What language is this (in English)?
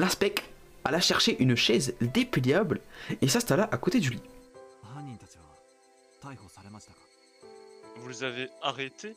French